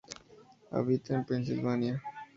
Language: Spanish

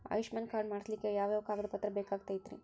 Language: Kannada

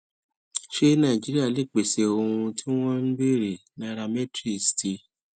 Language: Yoruba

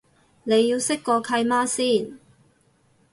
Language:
Cantonese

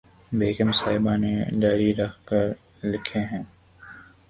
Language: Urdu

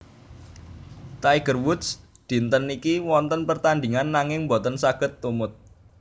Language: Javanese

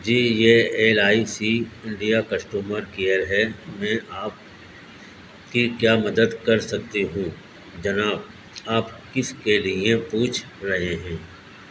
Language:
Urdu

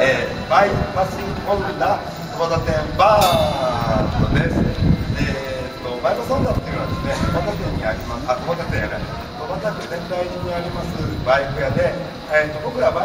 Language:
Japanese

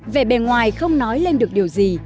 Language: Vietnamese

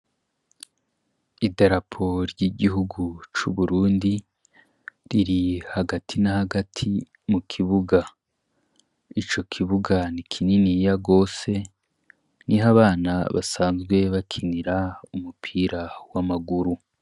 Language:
Rundi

